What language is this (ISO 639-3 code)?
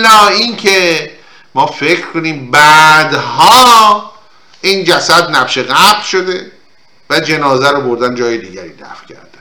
fas